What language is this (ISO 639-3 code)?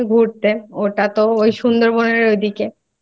ben